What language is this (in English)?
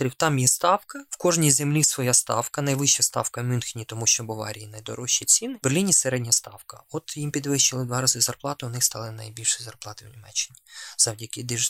Ukrainian